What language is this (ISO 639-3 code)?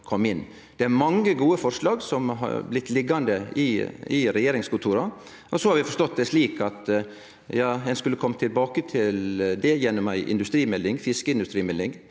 nor